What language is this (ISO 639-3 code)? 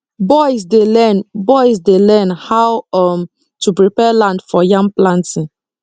pcm